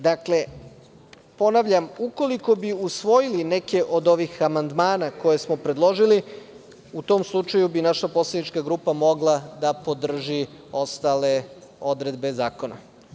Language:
Serbian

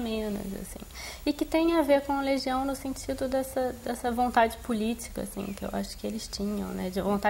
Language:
Portuguese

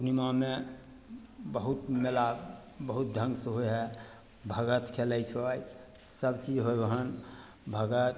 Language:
Maithili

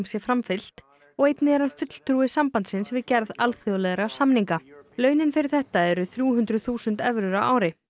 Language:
Icelandic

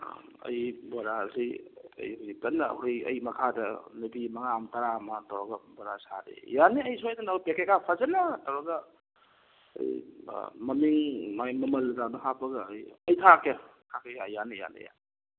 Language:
Manipuri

